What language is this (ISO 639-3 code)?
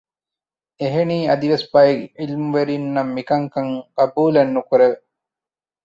div